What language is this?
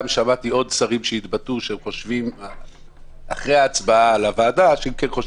Hebrew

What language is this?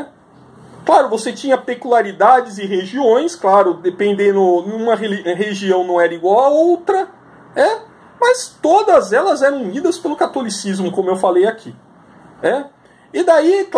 Portuguese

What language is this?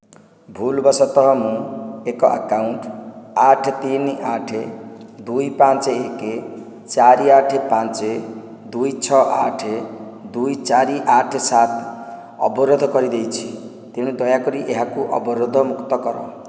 Odia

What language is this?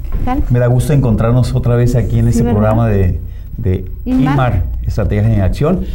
Spanish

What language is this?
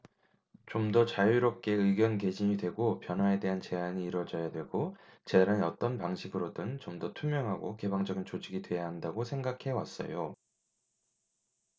Korean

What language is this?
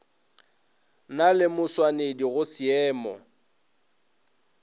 Northern Sotho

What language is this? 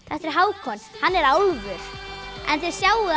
Icelandic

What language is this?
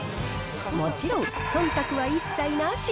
Japanese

